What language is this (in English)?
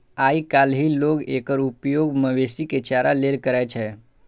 Maithili